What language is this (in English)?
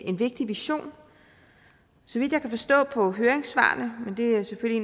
Danish